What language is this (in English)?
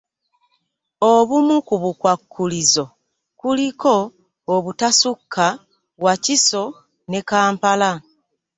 Ganda